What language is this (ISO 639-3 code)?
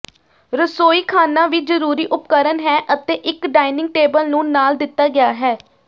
pan